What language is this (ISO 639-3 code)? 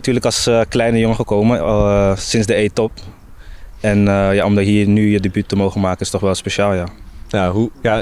nld